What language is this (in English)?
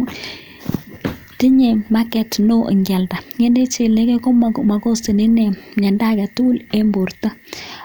Kalenjin